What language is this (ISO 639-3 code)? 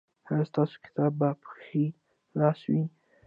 pus